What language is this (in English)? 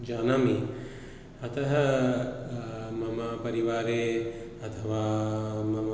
Sanskrit